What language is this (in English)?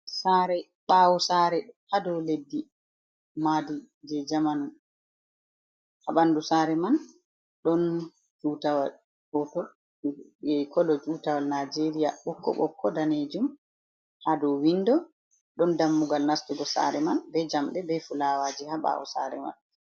Fula